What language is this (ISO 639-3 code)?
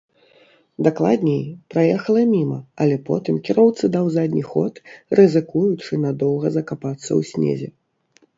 bel